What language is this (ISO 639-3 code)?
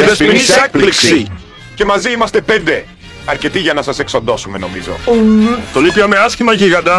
ell